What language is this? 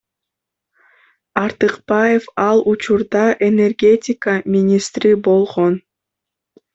Kyrgyz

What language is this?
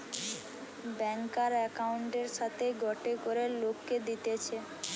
Bangla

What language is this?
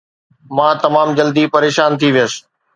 Sindhi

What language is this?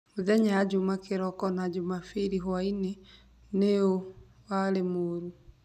Kikuyu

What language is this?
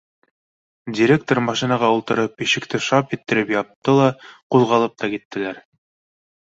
Bashkir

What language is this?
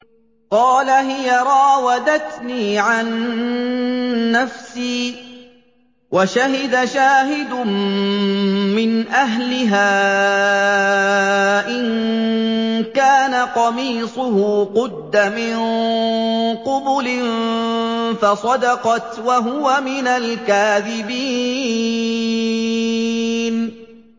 Arabic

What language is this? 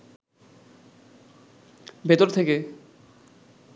Bangla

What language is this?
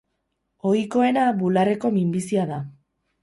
Basque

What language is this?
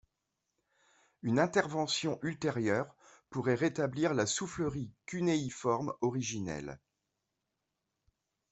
French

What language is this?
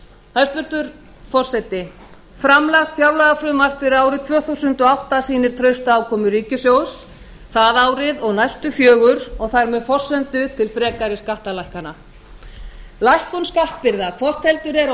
Icelandic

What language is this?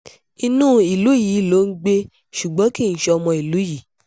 Yoruba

